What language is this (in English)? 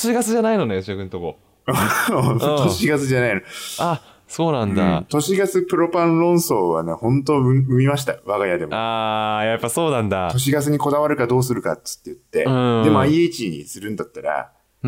Japanese